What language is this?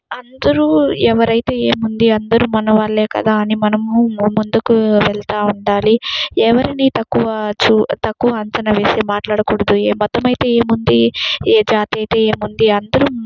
Telugu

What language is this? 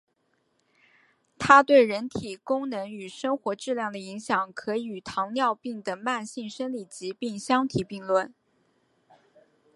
Chinese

